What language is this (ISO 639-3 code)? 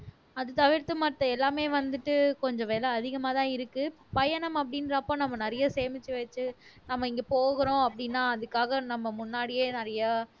tam